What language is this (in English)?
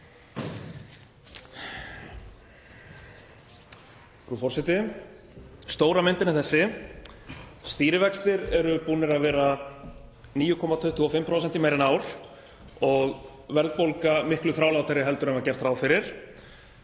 Icelandic